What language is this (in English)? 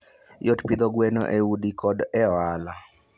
Luo (Kenya and Tanzania)